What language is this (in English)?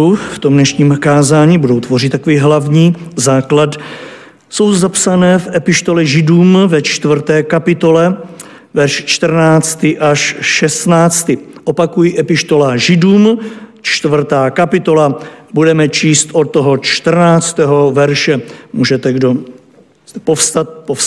Czech